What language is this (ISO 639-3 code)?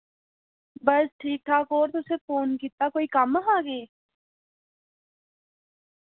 doi